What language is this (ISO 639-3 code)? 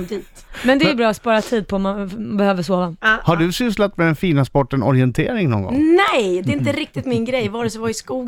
swe